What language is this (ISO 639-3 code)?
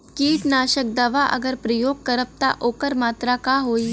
bho